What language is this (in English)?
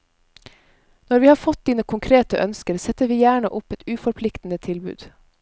Norwegian